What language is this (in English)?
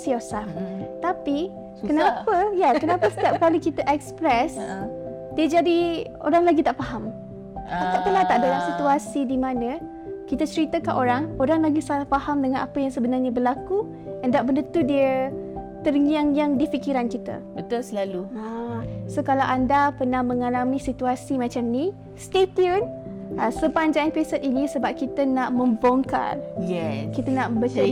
Malay